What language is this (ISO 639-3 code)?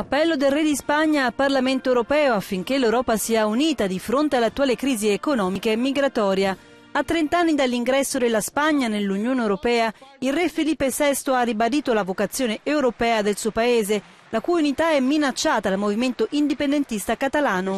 ita